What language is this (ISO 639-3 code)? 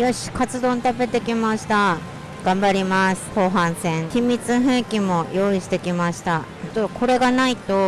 jpn